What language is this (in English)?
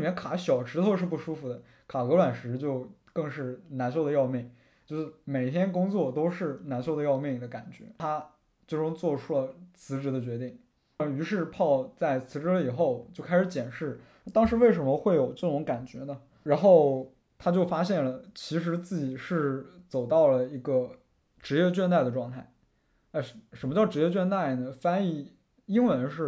Chinese